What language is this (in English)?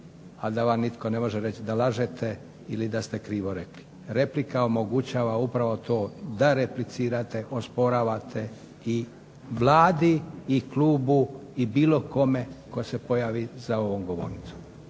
Croatian